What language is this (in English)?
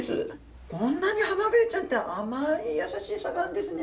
Japanese